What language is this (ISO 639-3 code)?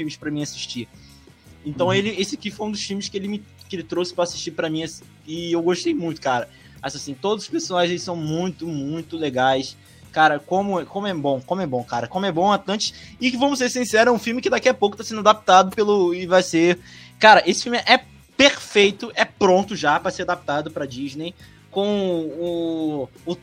por